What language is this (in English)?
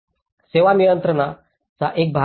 Marathi